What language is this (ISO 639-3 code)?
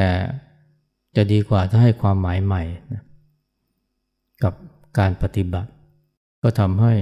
tha